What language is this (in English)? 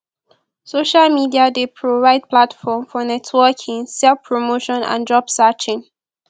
Nigerian Pidgin